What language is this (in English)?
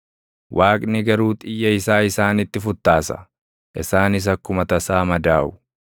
Oromo